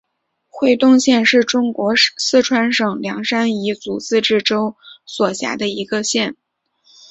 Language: Chinese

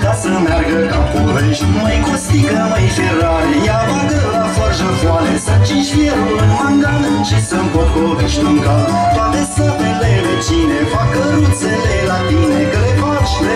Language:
Romanian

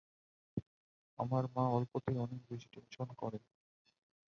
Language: Bangla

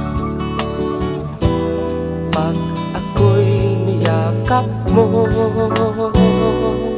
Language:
Thai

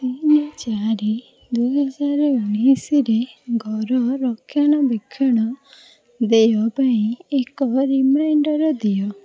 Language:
Odia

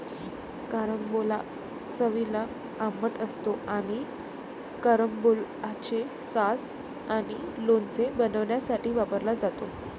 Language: Marathi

